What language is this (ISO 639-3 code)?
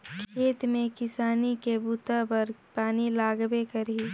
hne